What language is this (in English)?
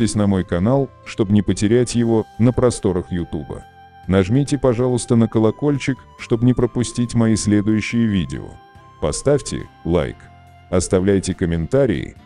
Russian